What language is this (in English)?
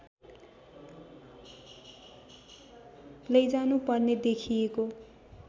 Nepali